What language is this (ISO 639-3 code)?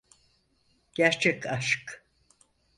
tur